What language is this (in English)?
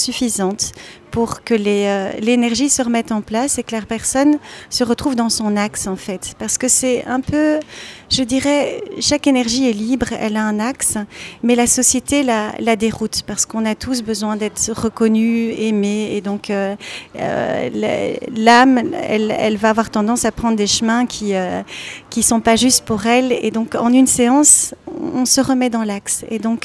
French